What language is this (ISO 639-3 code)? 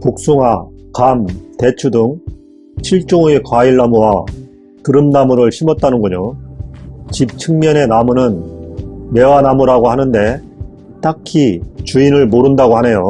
kor